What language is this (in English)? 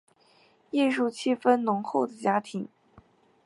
Chinese